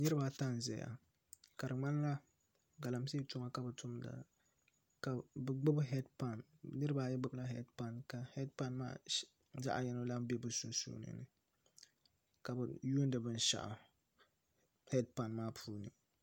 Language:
Dagbani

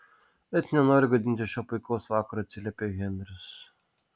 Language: Lithuanian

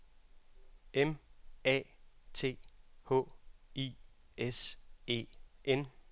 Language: Danish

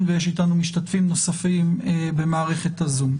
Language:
Hebrew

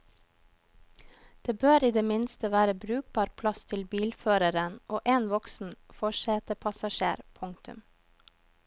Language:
Norwegian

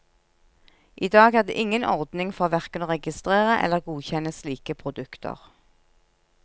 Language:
Norwegian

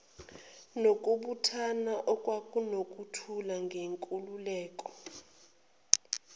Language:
Zulu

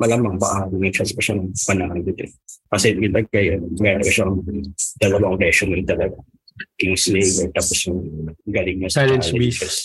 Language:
Filipino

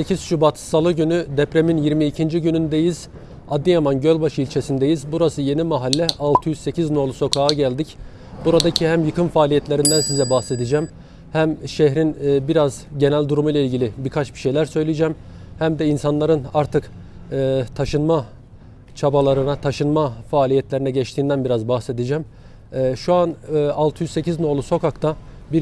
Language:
Turkish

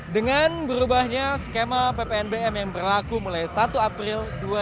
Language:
Indonesian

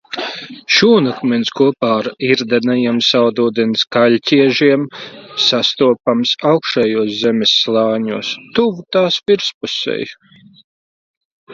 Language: Latvian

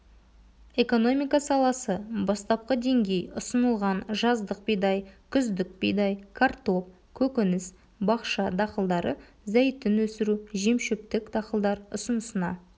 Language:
Kazakh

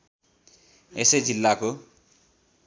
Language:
Nepali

